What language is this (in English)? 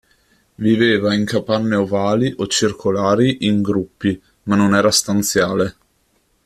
Italian